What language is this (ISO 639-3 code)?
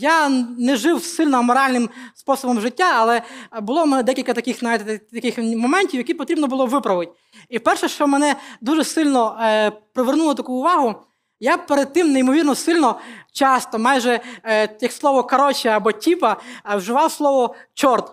ukr